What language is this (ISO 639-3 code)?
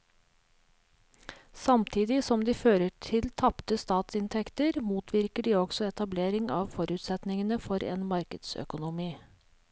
nor